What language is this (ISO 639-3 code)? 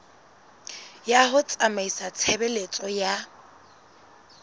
sot